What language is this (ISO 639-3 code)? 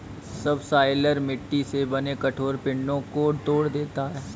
hin